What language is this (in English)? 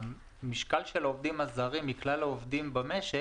Hebrew